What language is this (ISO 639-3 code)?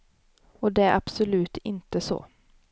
swe